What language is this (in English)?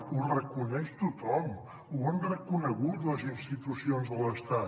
Catalan